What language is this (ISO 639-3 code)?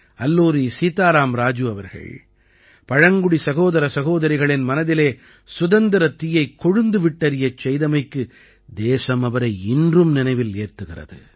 tam